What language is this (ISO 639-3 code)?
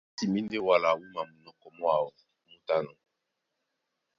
dua